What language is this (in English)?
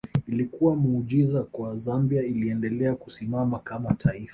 Swahili